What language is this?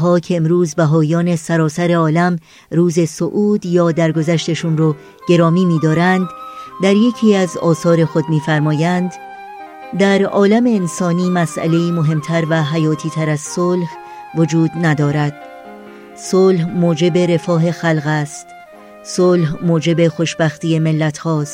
Persian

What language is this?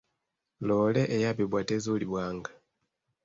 Ganda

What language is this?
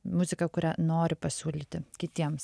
Lithuanian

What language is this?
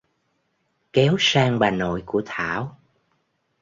Vietnamese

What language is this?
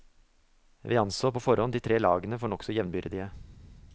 Norwegian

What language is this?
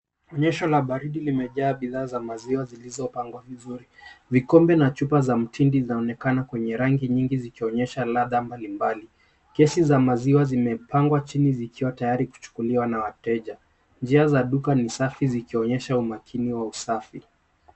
Swahili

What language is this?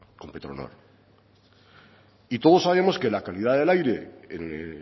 Spanish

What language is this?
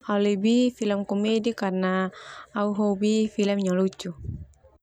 Termanu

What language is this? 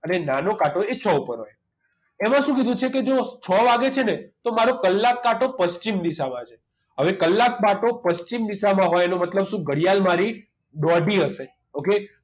Gujarati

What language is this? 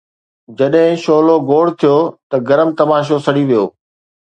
Sindhi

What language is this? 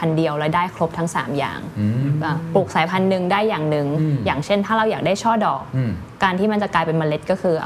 Thai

